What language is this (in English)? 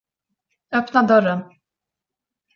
Swedish